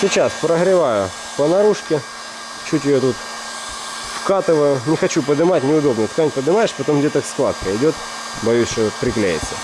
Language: Russian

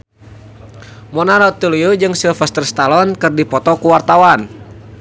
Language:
Sundanese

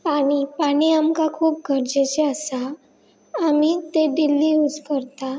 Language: Konkani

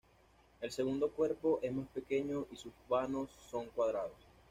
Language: Spanish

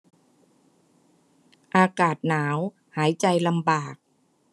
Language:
Thai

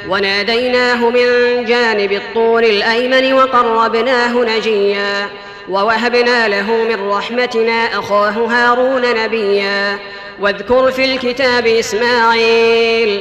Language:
Arabic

